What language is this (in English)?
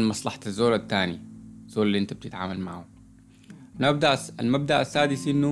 Arabic